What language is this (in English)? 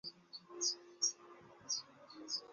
Chinese